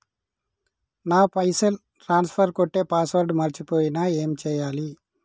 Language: Telugu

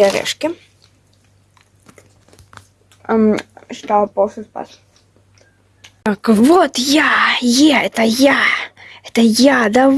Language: Russian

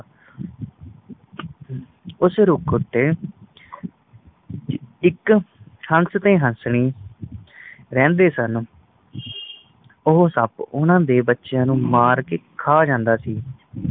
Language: Punjabi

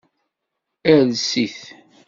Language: Kabyle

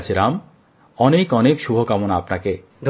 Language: Bangla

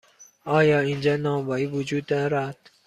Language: Persian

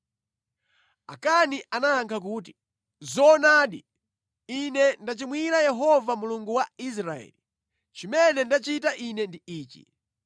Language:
Nyanja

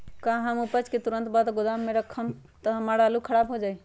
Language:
Magahi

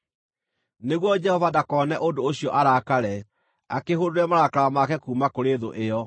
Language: Kikuyu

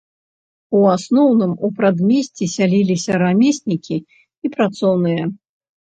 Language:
Belarusian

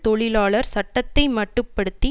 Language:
Tamil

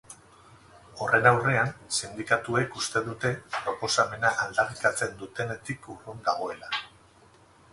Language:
Basque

